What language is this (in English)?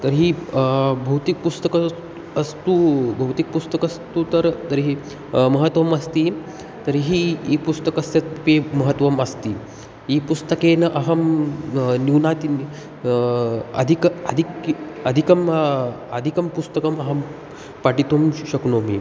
Sanskrit